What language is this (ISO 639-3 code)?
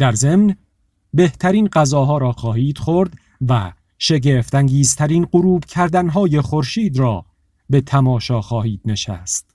fas